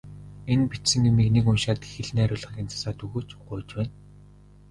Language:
Mongolian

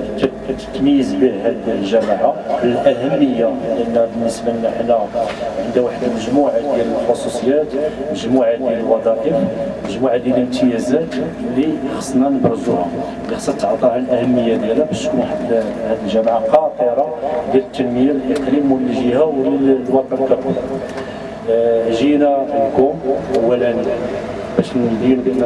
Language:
Arabic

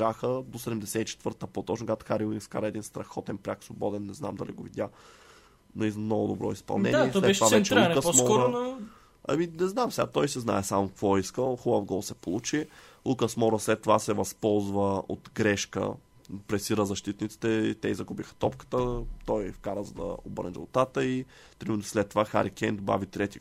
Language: Bulgarian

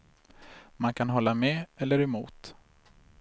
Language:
Swedish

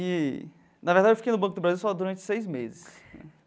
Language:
Portuguese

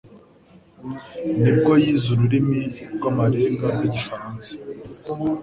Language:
Kinyarwanda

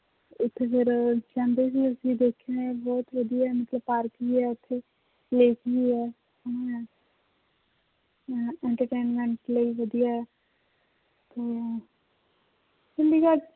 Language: Punjabi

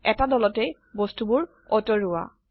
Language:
Assamese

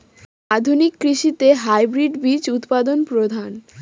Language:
Bangla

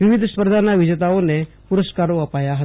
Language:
Gujarati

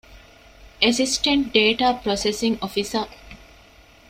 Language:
Divehi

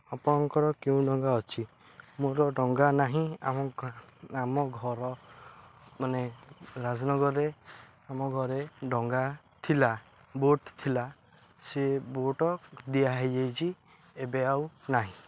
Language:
Odia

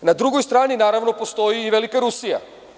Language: Serbian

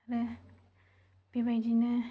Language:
Bodo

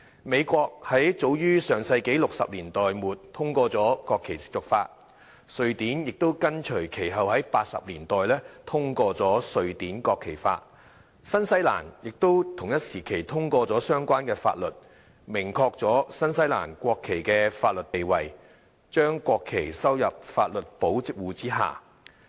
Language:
Cantonese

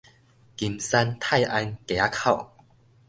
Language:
Min Nan Chinese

